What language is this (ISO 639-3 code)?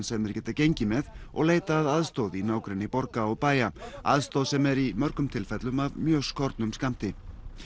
isl